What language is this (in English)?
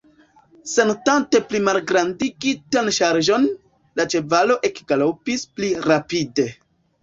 Esperanto